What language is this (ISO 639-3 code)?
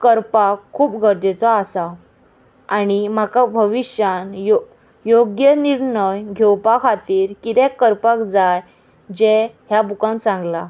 kok